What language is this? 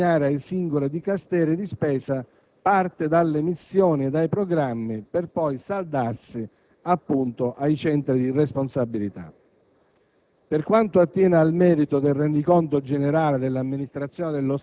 Italian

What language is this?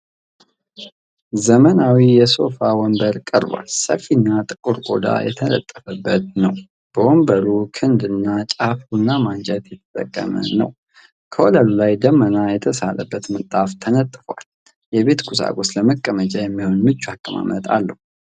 Amharic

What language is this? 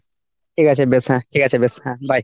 Bangla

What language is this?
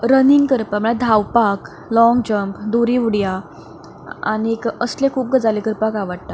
Konkani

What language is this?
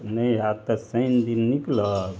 Maithili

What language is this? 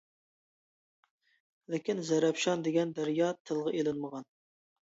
Uyghur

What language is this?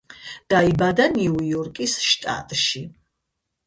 Georgian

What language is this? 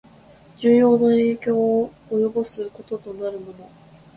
Japanese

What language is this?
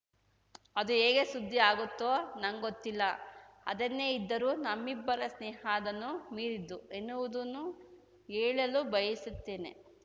Kannada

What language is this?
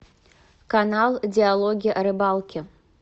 Russian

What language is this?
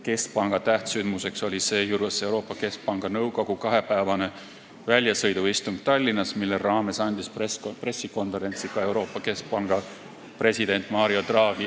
Estonian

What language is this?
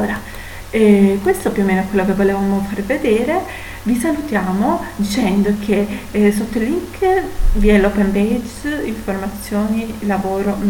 Italian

